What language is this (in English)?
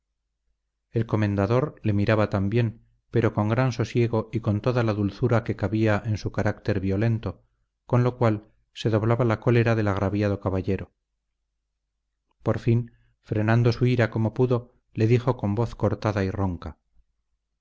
Spanish